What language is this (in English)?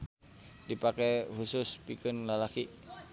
Sundanese